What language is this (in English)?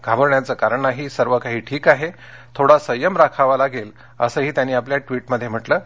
Marathi